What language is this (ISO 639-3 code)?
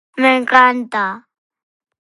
glg